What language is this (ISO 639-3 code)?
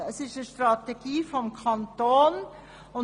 gsw